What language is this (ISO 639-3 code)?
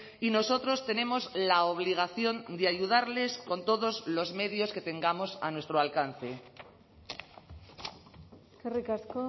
spa